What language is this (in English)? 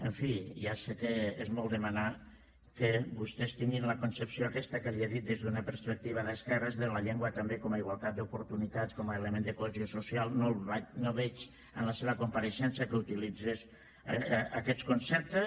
Catalan